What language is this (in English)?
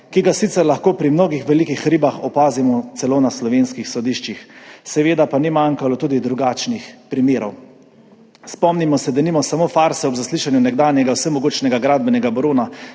Slovenian